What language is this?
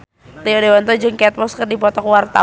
Sundanese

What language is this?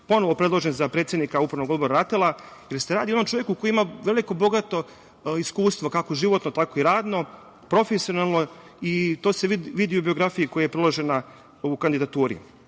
Serbian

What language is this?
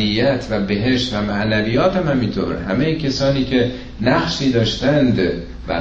Persian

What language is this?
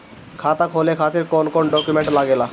Bhojpuri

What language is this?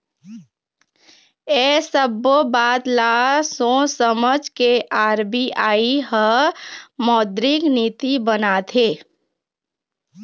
Chhattisgarhi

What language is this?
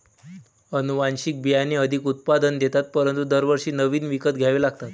Marathi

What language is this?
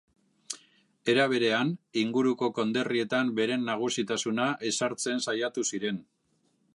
Basque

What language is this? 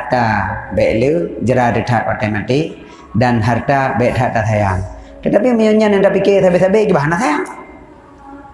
Malay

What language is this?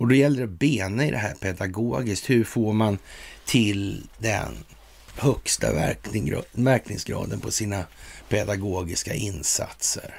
Swedish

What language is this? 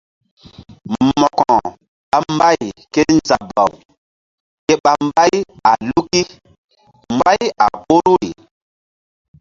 Mbum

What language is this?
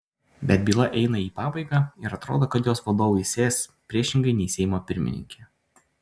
Lithuanian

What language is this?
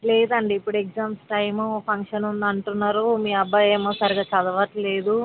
Telugu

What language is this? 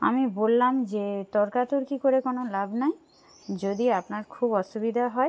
Bangla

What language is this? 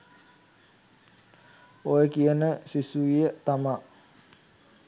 Sinhala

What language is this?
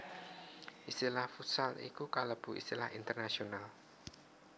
Javanese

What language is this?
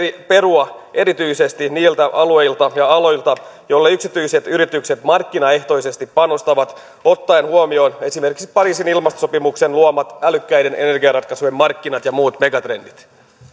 Finnish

